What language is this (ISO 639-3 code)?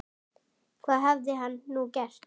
isl